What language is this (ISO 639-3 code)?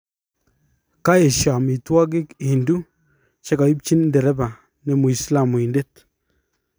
kln